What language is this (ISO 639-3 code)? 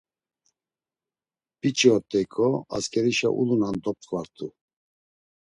lzz